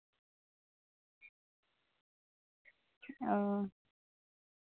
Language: Santali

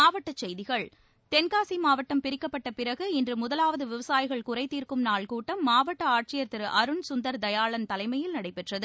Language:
Tamil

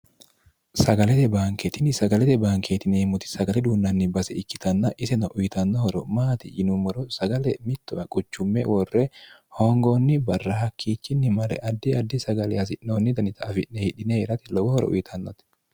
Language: Sidamo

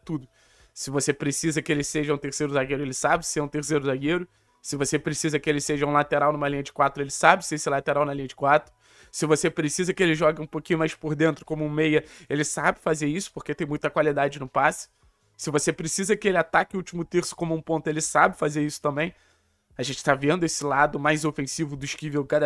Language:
Portuguese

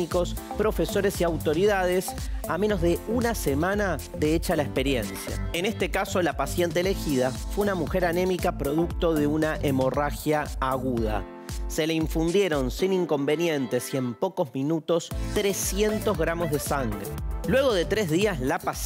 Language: Spanish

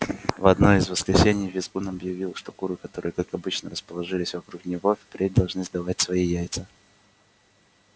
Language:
Russian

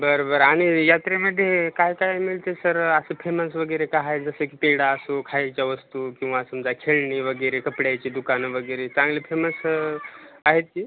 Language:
Marathi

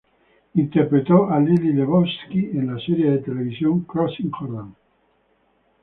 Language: Spanish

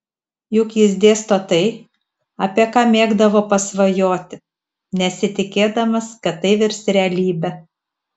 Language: Lithuanian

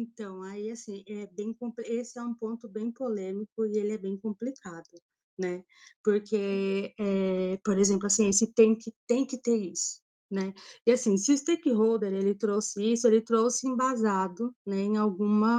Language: Portuguese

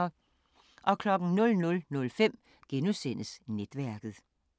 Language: Danish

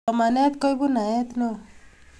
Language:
Kalenjin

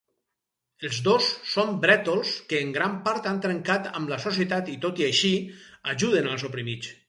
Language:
Catalan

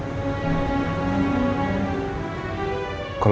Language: Indonesian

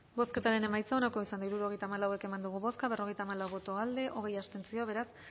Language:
Basque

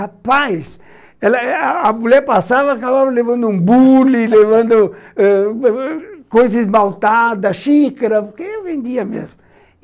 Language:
Portuguese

